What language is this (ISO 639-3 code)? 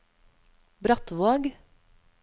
nor